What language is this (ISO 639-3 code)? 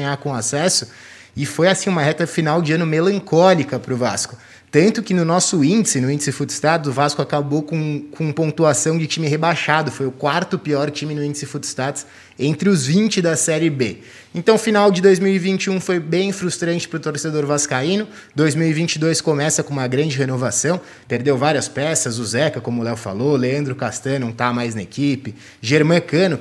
por